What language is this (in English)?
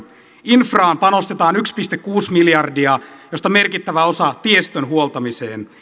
Finnish